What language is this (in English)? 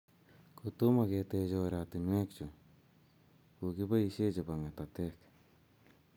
Kalenjin